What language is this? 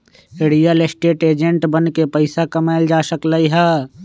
Magahi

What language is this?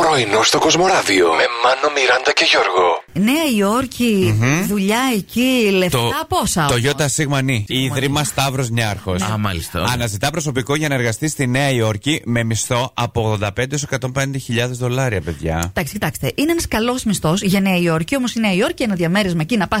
Greek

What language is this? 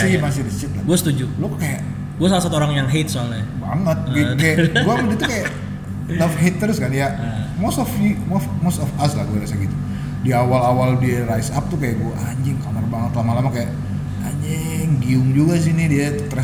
Indonesian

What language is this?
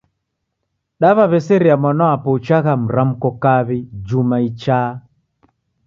Taita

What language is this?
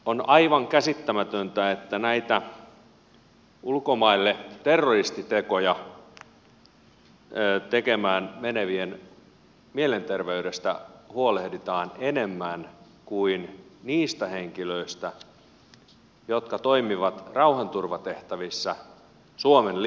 Finnish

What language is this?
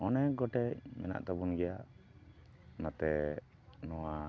Santali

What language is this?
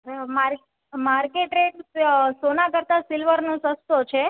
Gujarati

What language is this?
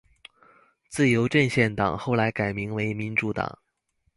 Chinese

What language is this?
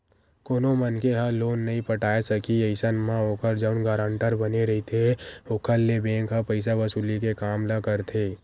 Chhattisgarhi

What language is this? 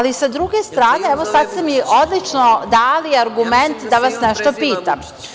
Serbian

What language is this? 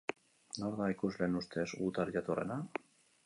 Basque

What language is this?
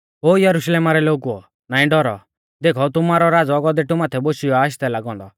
Mahasu Pahari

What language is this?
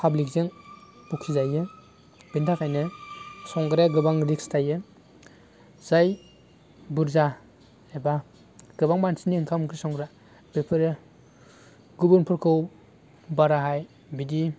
Bodo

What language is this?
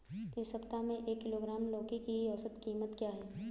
Hindi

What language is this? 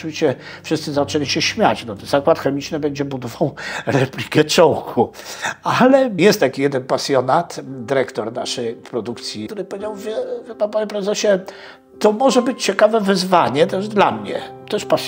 Polish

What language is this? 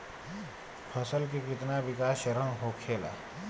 Bhojpuri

